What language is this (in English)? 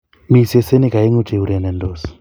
Kalenjin